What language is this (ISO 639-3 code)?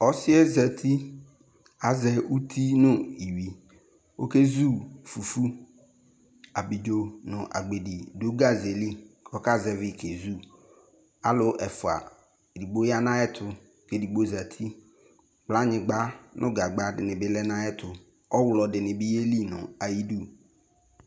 kpo